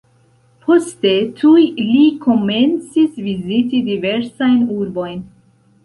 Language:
Esperanto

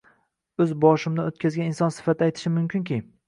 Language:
Uzbek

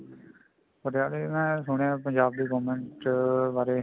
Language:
Punjabi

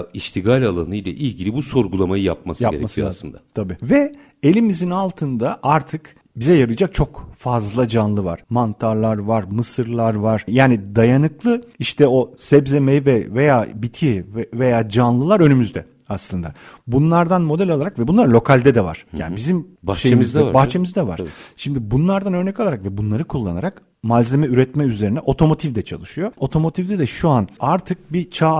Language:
Turkish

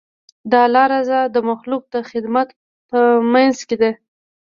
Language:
Pashto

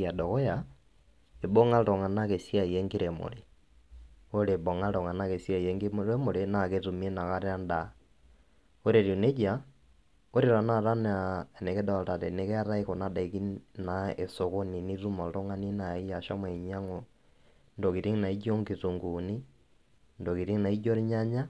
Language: Masai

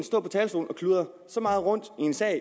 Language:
Danish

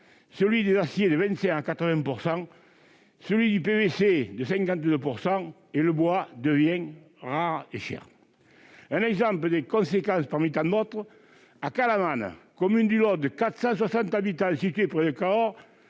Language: French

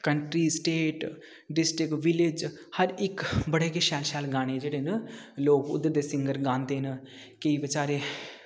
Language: Dogri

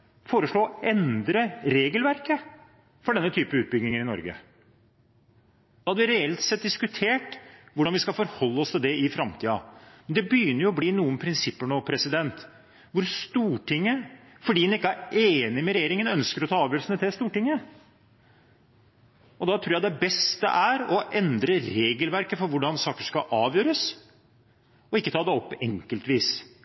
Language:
Norwegian Bokmål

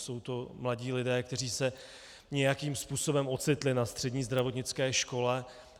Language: Czech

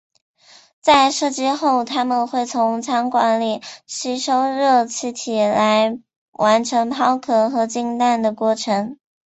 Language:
Chinese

